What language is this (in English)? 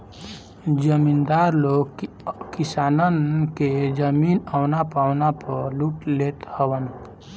Bhojpuri